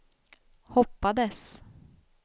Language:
Swedish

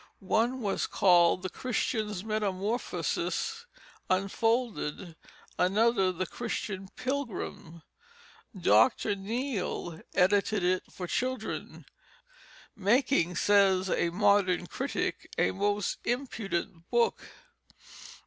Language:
English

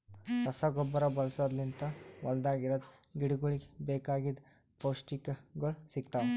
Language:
Kannada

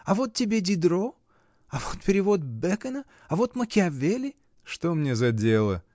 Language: Russian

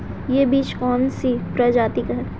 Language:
Hindi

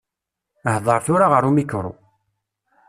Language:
Kabyle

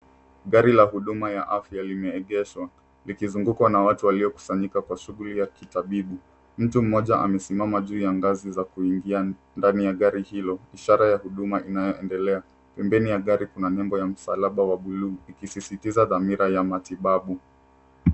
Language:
Swahili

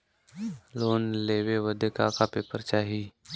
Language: Bhojpuri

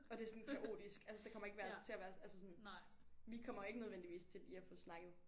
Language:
Danish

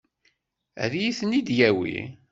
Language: Kabyle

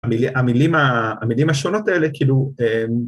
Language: Hebrew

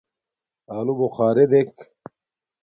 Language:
Domaaki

